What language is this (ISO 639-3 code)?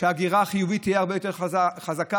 heb